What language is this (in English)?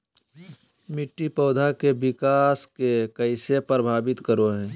Magahi